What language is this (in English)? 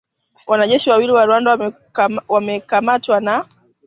Swahili